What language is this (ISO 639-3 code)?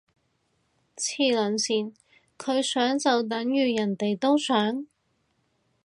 yue